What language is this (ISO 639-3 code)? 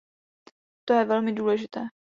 ces